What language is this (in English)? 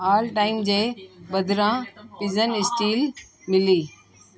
Sindhi